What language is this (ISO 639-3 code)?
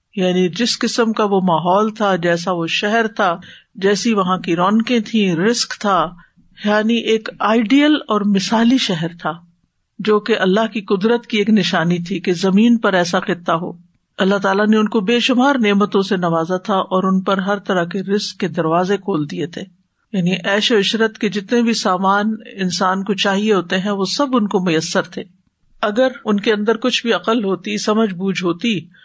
urd